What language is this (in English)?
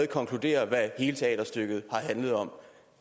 Danish